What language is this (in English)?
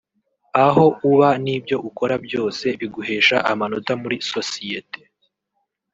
Kinyarwanda